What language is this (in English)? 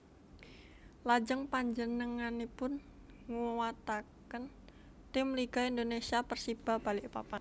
Javanese